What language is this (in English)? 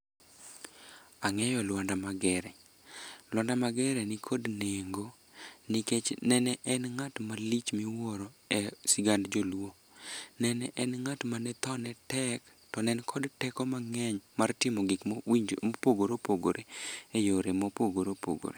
Luo (Kenya and Tanzania)